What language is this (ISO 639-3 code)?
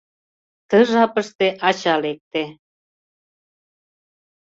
chm